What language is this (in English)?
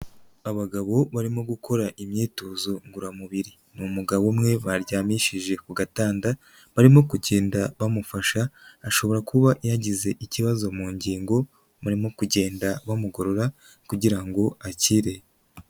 Kinyarwanda